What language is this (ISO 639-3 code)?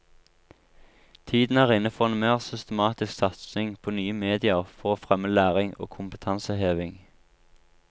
nor